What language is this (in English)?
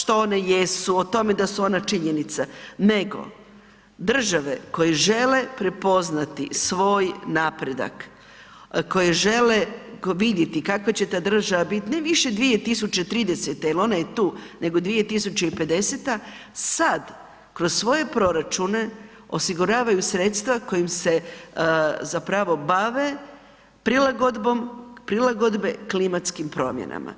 Croatian